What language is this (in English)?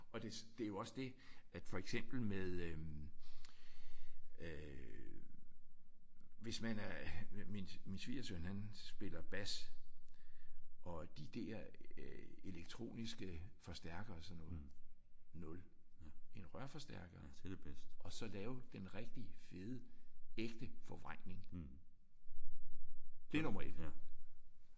Danish